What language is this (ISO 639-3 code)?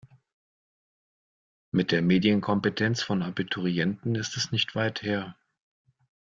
deu